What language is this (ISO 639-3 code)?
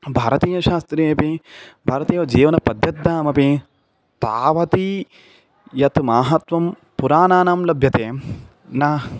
san